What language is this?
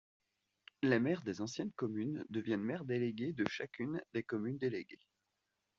French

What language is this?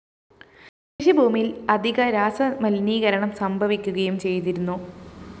Malayalam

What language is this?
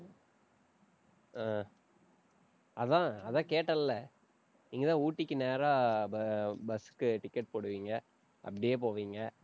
Tamil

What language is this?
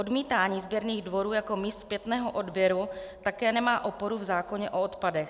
Czech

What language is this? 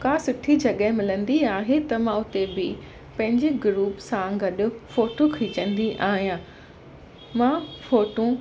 Sindhi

